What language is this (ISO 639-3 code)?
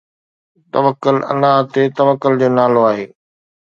snd